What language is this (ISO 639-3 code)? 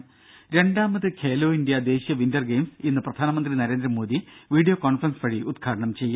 mal